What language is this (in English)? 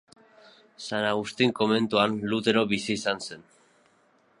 Basque